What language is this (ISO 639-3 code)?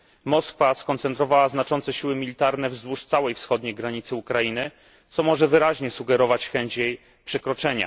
pol